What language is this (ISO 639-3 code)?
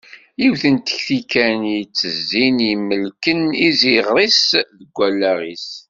kab